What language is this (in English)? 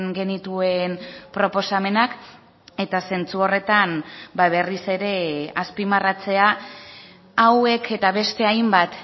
Basque